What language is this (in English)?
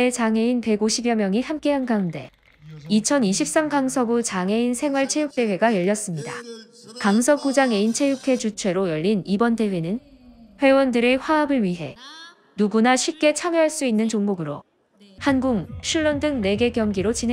Korean